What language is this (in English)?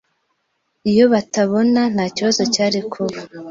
Kinyarwanda